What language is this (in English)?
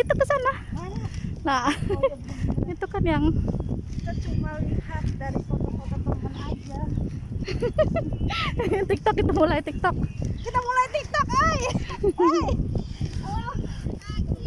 Indonesian